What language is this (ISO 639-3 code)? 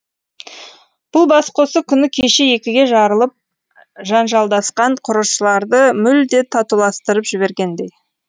kaz